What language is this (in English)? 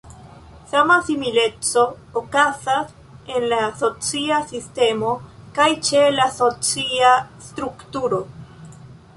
Esperanto